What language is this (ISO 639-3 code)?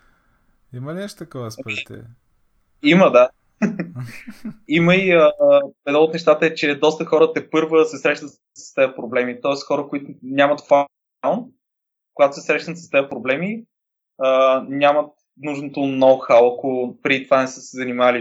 bul